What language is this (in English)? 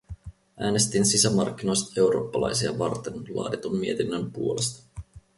Finnish